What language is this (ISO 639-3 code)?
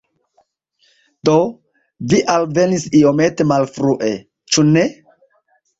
epo